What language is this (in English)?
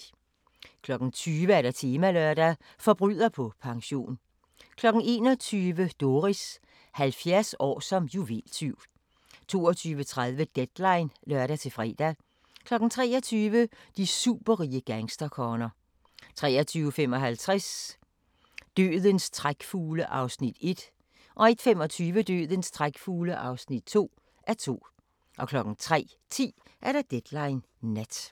Danish